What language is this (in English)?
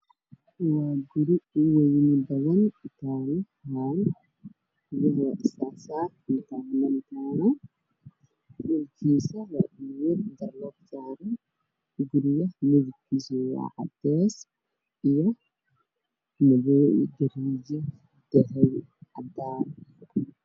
Somali